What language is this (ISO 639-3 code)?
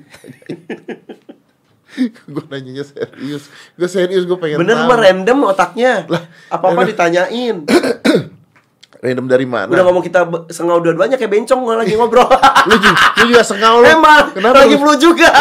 ind